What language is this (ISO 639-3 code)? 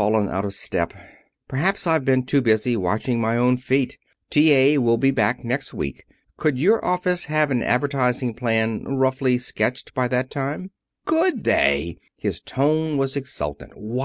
eng